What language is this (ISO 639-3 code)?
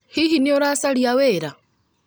kik